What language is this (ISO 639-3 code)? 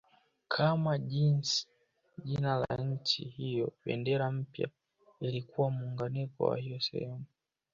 swa